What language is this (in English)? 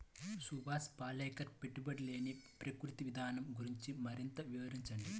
Telugu